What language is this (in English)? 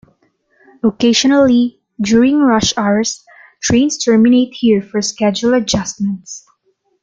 English